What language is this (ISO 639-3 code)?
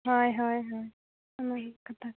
sat